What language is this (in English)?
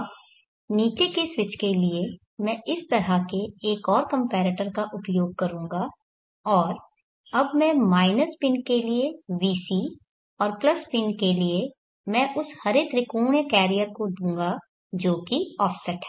Hindi